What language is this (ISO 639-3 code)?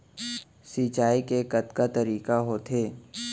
hne